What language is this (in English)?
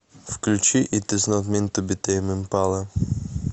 Russian